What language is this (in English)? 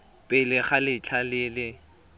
Tswana